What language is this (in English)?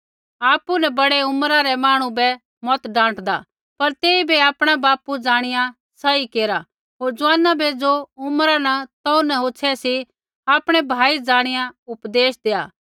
Kullu Pahari